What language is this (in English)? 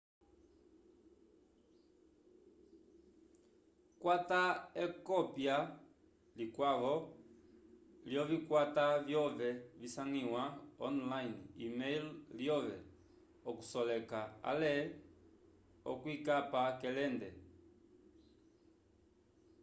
Umbundu